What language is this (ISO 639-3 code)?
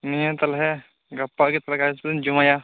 sat